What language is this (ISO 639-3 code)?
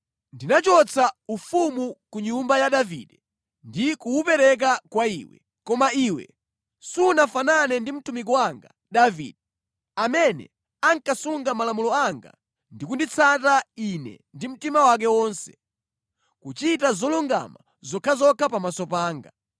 nya